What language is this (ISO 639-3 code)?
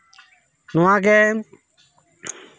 sat